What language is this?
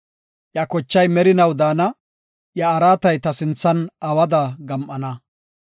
Gofa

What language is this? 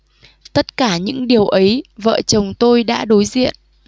Vietnamese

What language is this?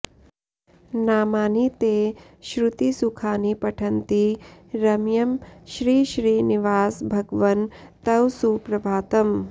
Sanskrit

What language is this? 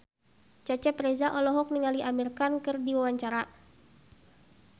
Sundanese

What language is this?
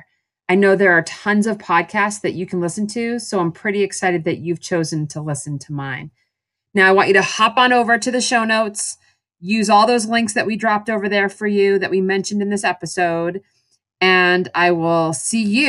English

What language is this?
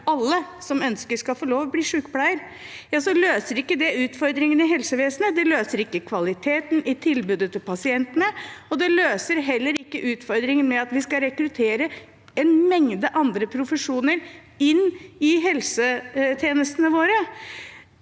Norwegian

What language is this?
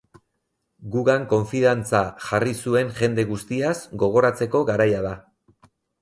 Basque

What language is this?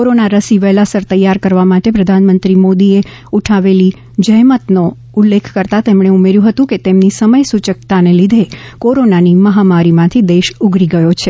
Gujarati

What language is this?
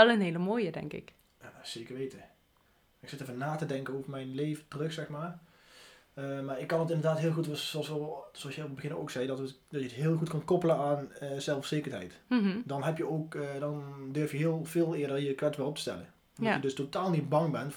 Dutch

